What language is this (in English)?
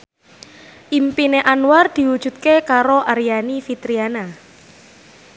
Javanese